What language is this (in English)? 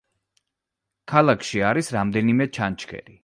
Georgian